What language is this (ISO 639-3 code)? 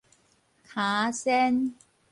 nan